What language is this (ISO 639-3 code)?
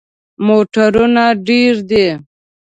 pus